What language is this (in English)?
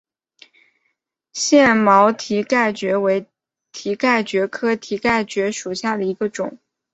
Chinese